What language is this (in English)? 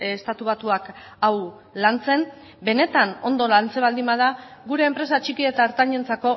Basque